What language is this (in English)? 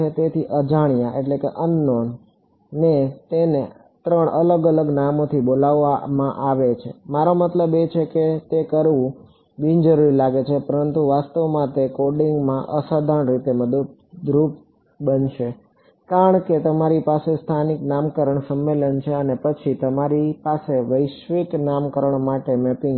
Gujarati